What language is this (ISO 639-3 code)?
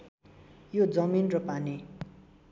nep